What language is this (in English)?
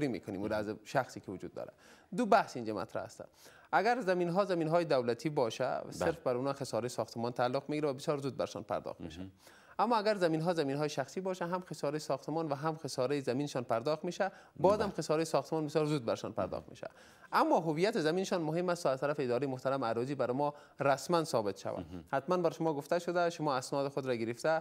Persian